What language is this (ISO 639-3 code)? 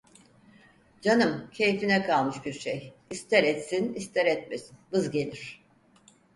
tur